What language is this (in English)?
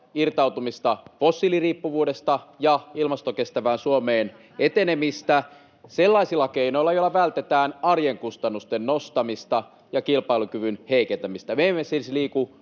Finnish